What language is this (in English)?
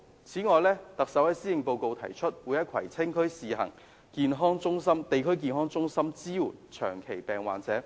Cantonese